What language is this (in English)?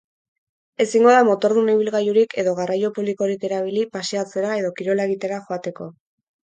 Basque